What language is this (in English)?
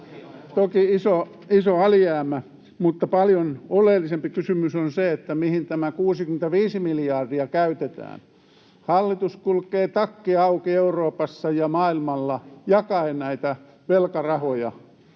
Finnish